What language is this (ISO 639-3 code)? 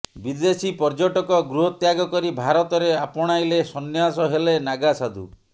ori